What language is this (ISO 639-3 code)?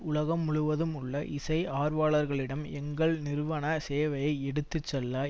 tam